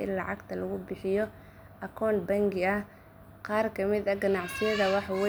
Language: Somali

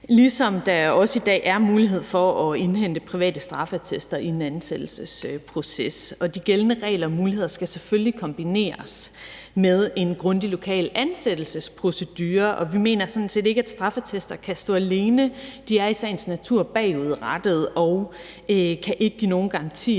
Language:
Danish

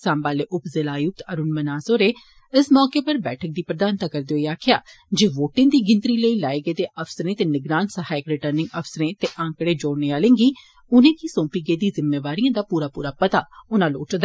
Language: Dogri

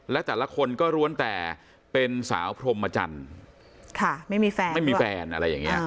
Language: Thai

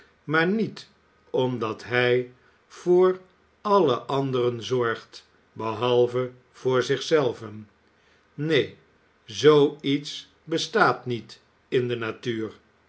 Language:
Dutch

